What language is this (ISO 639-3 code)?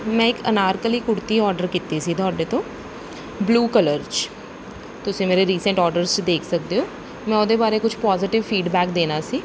pan